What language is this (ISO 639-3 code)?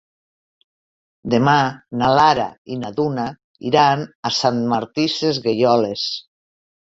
cat